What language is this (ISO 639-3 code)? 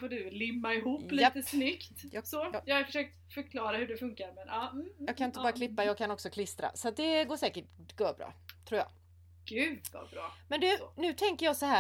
swe